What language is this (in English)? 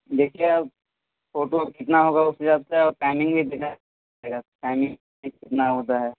Urdu